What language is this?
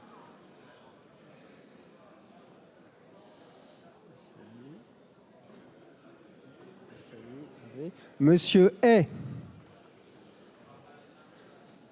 French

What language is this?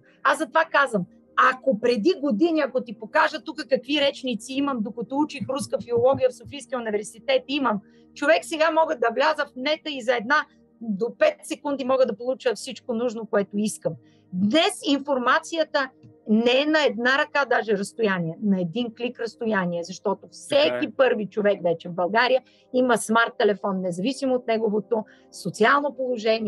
Bulgarian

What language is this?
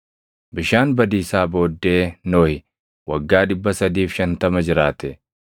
Oromo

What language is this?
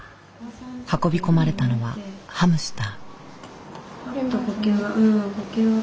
Japanese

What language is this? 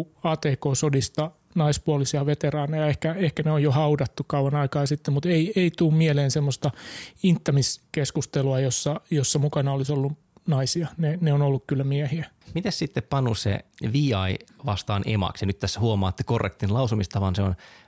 Finnish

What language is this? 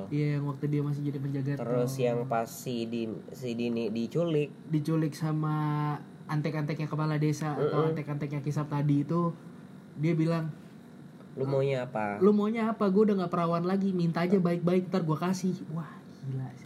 Indonesian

